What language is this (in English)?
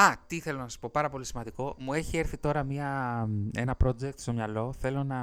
Greek